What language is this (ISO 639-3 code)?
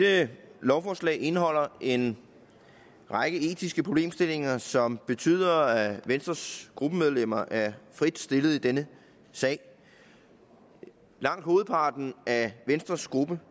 dan